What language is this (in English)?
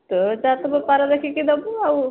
Odia